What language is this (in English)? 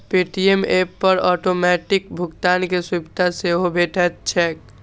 Maithili